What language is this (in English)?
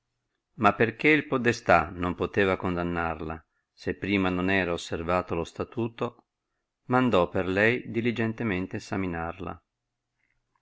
Italian